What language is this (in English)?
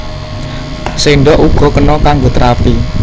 Javanese